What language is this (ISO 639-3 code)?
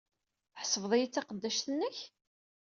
kab